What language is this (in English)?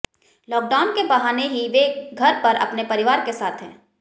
Hindi